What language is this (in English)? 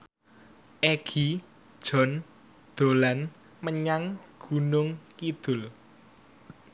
Javanese